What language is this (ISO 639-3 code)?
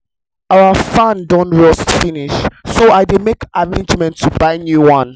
pcm